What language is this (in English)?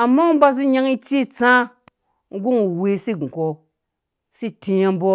Dũya